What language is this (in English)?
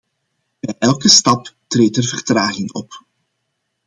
Dutch